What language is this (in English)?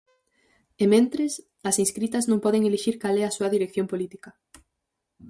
Galician